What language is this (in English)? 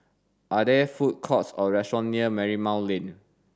English